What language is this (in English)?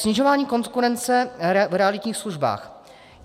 Czech